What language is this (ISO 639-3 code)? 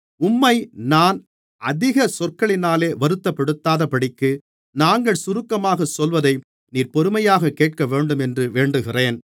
tam